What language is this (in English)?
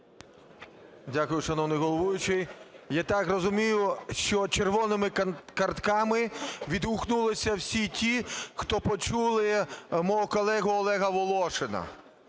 Ukrainian